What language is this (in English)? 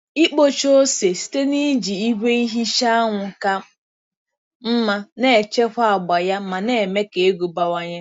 Igbo